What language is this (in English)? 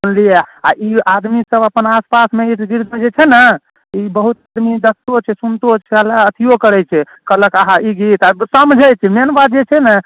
Maithili